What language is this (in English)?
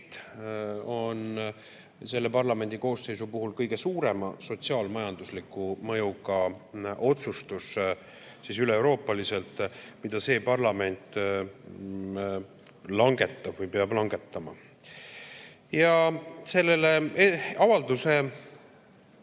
Estonian